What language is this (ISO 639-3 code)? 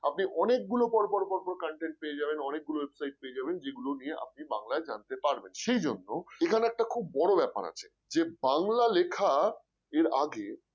ben